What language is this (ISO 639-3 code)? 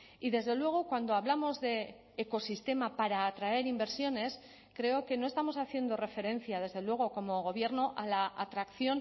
spa